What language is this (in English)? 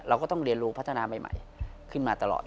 Thai